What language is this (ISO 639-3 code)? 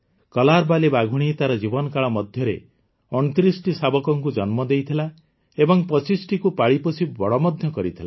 ori